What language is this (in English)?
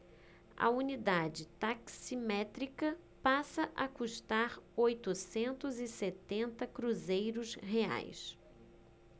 Portuguese